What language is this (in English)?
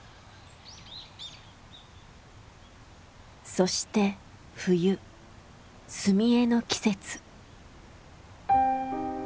Japanese